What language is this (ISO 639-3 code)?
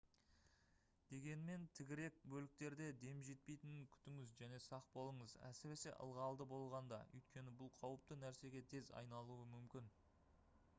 kaz